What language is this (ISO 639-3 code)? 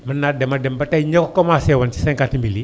wol